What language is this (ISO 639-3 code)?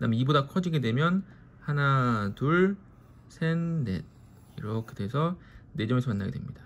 kor